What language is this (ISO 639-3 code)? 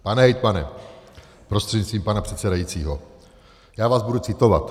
ces